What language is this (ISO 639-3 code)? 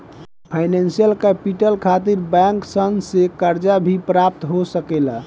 bho